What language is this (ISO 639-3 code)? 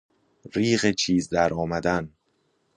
fas